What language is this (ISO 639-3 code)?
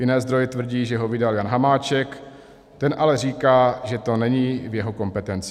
ces